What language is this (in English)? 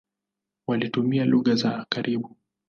Swahili